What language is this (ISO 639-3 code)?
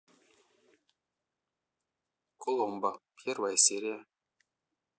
rus